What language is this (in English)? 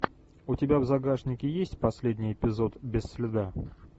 Russian